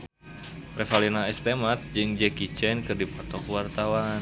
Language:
Sundanese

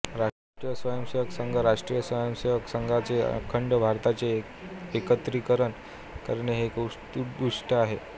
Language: Marathi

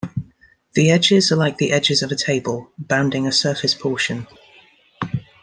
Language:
English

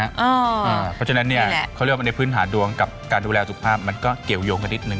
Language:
Thai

